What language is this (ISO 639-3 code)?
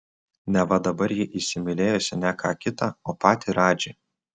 lit